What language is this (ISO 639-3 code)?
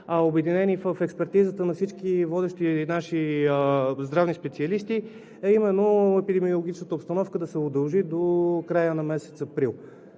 bul